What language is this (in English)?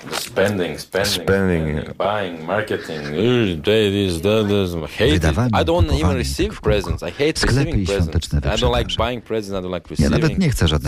Polish